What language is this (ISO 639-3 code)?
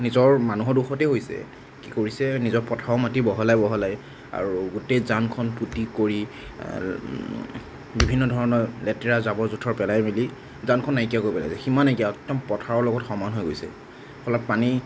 asm